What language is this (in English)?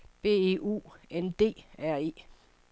Danish